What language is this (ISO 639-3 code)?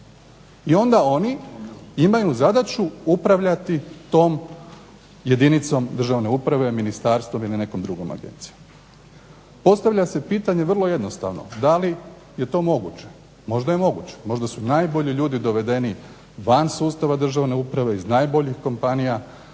hrv